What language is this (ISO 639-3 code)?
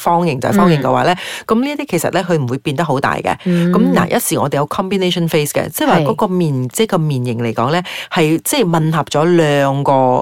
zho